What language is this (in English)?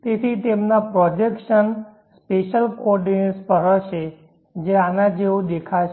Gujarati